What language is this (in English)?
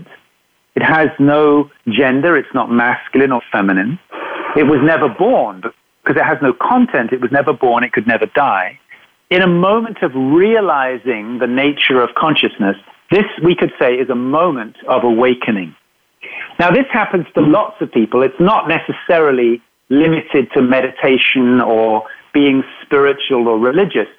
English